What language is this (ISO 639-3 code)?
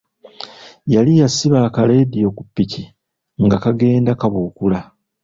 lug